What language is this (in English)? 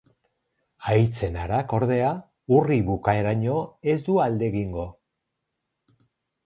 Basque